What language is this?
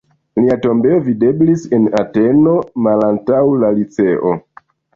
Esperanto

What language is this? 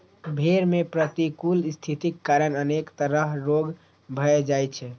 Maithili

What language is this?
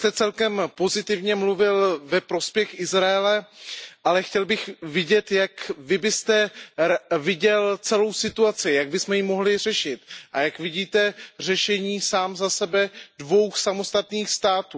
Czech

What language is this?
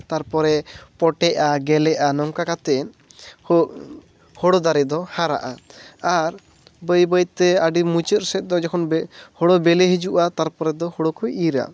Santali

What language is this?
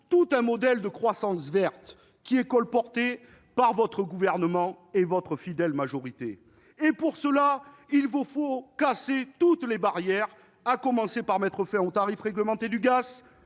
French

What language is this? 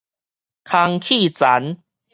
Min Nan Chinese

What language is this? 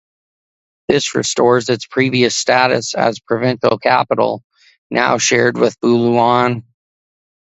English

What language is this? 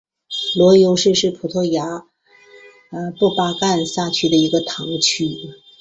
Chinese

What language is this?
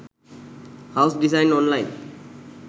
Sinhala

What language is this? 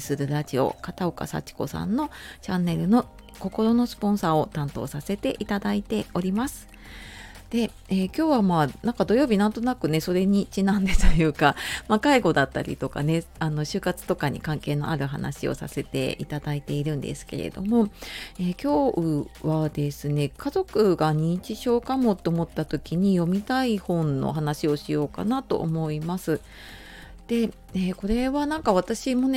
Japanese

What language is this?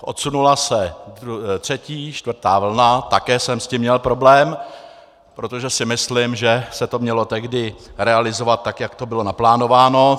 Czech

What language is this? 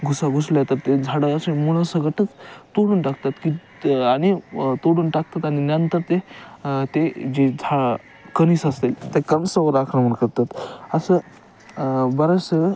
Marathi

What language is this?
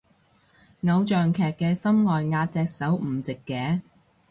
Cantonese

